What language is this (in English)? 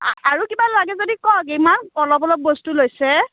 Assamese